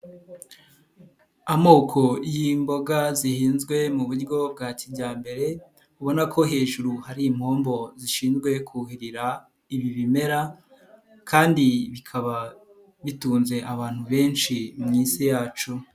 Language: Kinyarwanda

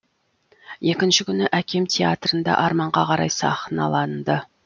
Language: Kazakh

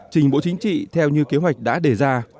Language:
Vietnamese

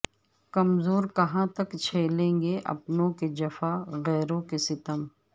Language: Urdu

